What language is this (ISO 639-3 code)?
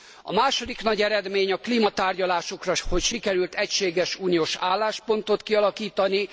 hun